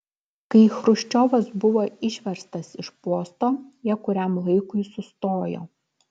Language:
Lithuanian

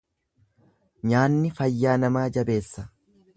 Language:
Oromo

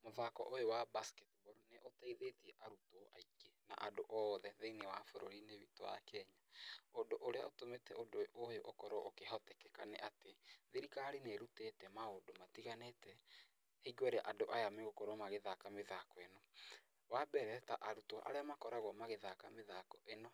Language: Kikuyu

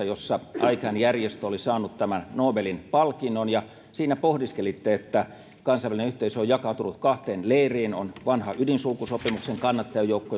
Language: Finnish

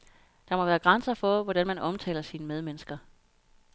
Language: Danish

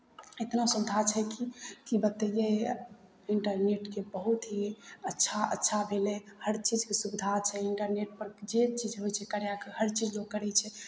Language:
Maithili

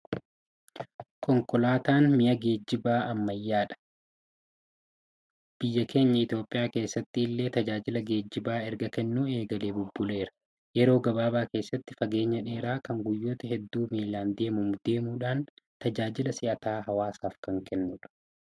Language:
Oromo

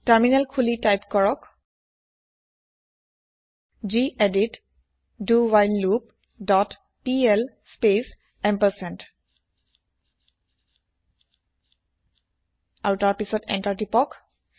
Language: Assamese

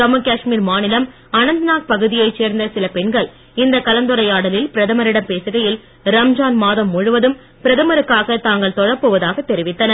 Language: Tamil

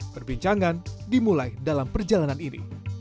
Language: Indonesian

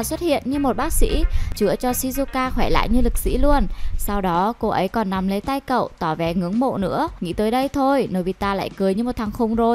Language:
Vietnamese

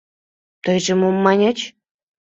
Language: Mari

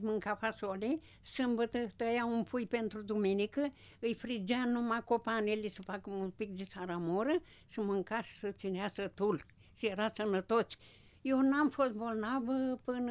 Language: Romanian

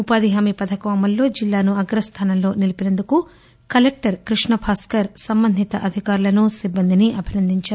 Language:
Telugu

